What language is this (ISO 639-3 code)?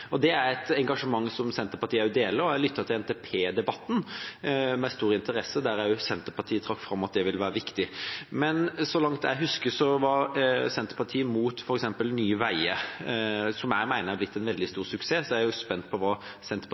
nob